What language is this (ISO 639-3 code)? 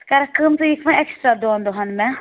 kas